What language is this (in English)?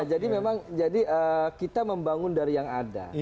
Indonesian